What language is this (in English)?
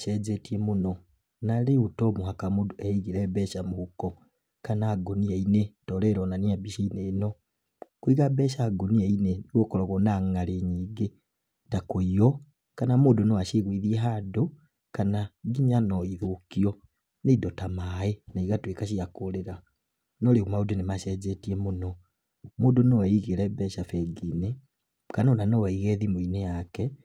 Kikuyu